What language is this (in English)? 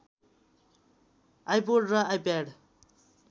Nepali